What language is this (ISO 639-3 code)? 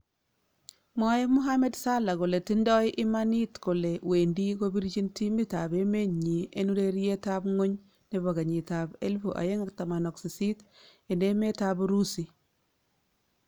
kln